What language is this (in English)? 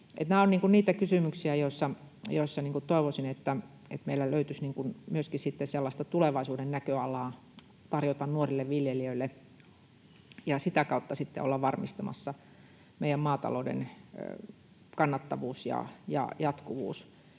Finnish